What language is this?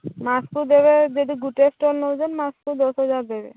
Odia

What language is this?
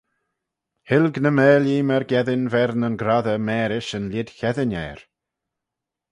Manx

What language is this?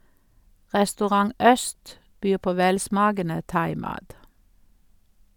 Norwegian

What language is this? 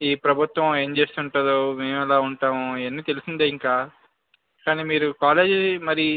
Telugu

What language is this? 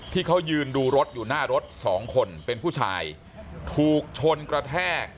Thai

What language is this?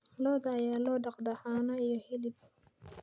Somali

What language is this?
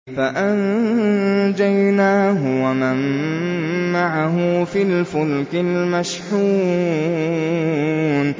Arabic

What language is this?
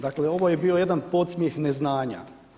Croatian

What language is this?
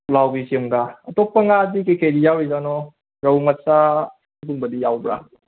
Manipuri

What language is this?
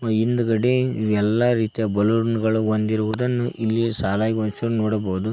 Kannada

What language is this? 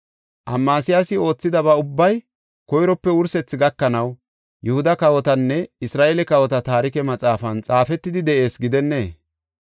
Gofa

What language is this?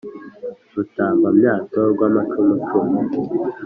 Kinyarwanda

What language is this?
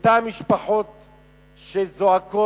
Hebrew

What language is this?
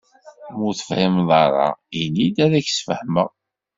Kabyle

